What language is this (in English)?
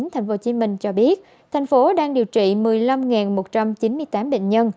Vietnamese